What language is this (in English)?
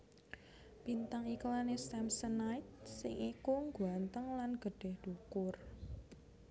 Javanese